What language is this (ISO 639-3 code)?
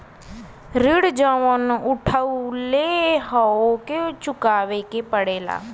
bho